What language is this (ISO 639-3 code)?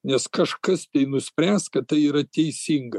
lit